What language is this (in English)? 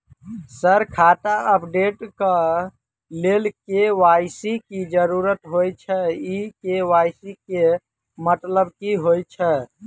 Maithili